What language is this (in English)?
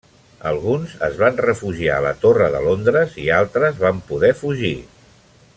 Catalan